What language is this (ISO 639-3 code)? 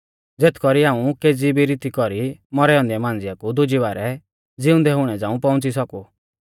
bfz